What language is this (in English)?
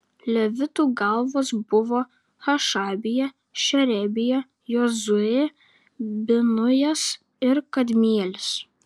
Lithuanian